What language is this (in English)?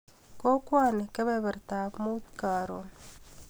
Kalenjin